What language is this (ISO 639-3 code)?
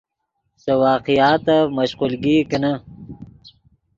ydg